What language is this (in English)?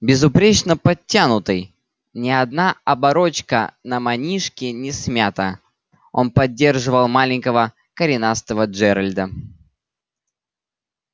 Russian